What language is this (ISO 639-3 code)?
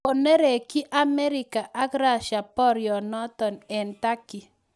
kln